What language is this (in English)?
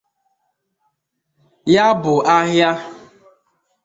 Igbo